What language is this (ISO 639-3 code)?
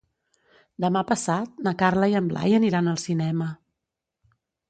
cat